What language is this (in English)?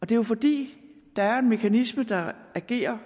Danish